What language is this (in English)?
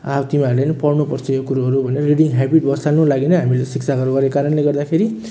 Nepali